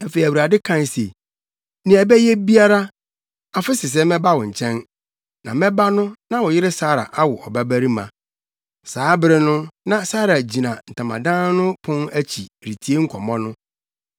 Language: Akan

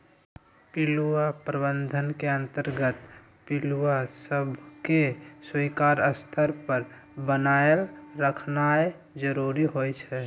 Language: Magahi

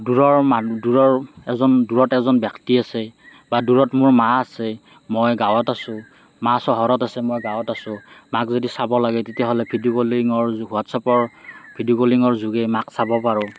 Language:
Assamese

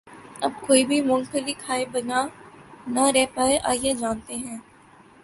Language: Urdu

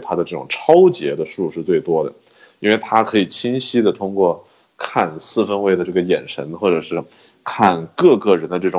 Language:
Chinese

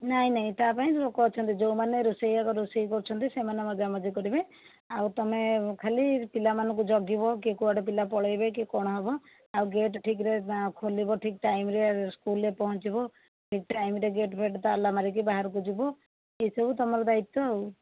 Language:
Odia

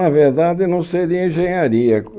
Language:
Portuguese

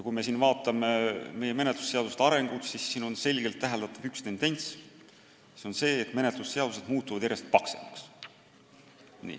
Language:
Estonian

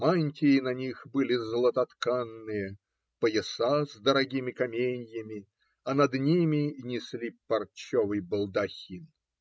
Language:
Russian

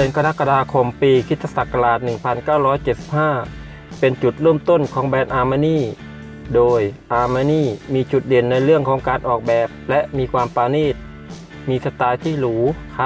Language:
Thai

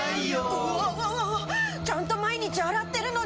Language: Japanese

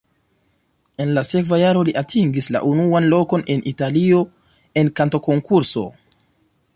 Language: Esperanto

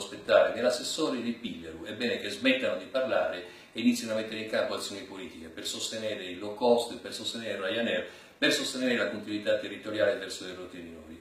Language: Italian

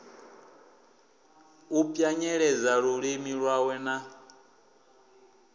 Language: Venda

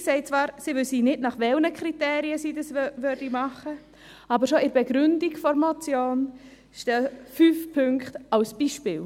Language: Swiss German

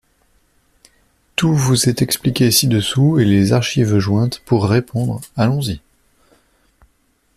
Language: French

